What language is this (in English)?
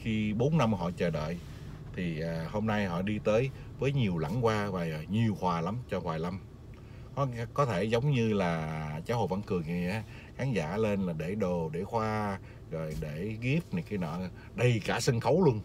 Vietnamese